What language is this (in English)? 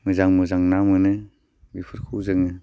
Bodo